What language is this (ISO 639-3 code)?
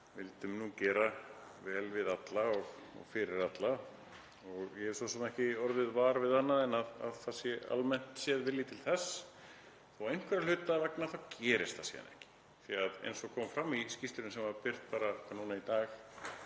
isl